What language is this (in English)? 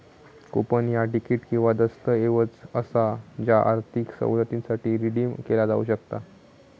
Marathi